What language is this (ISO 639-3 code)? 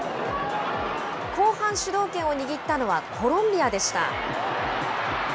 jpn